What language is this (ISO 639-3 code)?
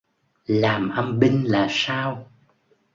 vie